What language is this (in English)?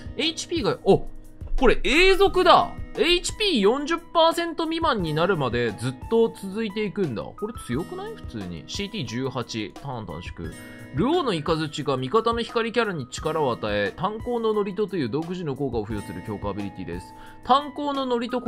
Japanese